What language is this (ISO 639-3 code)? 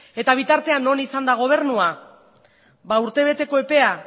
eus